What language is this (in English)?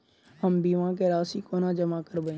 Maithili